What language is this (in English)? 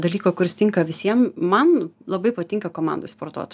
Lithuanian